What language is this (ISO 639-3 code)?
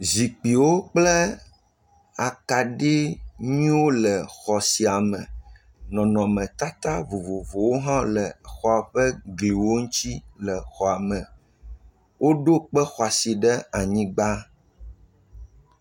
ewe